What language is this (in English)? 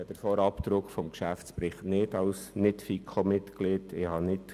Swiss German